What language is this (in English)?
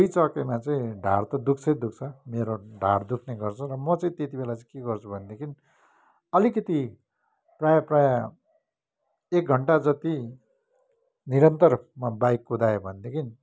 Nepali